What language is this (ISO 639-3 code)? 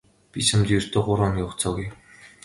mon